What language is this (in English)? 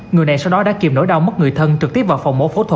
Vietnamese